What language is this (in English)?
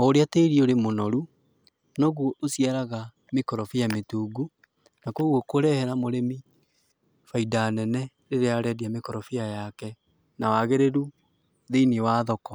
Kikuyu